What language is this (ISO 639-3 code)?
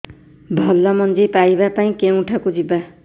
ori